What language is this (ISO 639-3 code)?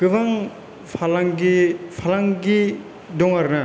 brx